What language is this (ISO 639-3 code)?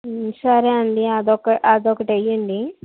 tel